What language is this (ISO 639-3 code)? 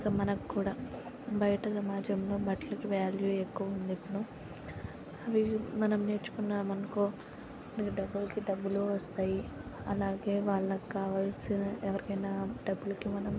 tel